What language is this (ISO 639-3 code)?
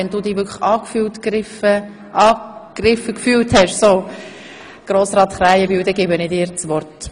gsw